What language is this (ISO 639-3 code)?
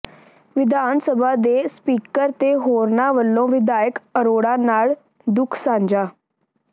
pan